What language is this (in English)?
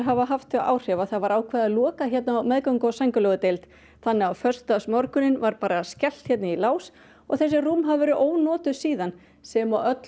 Icelandic